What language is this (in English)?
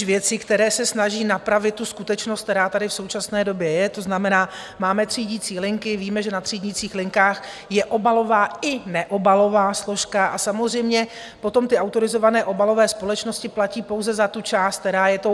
Czech